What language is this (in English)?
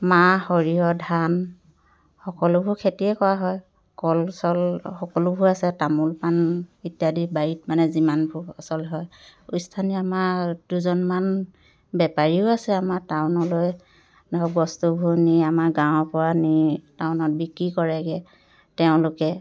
Assamese